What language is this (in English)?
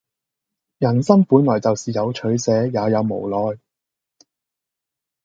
Cantonese